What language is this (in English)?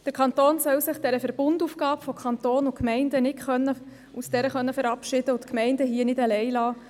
Swiss German